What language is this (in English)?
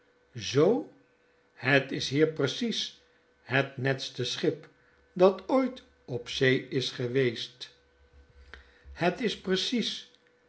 Dutch